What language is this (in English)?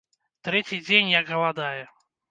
Belarusian